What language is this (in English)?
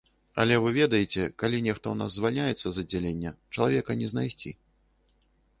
Belarusian